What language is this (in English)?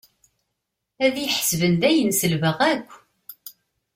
Kabyle